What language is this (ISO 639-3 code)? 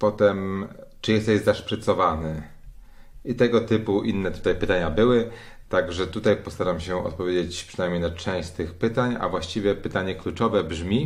pol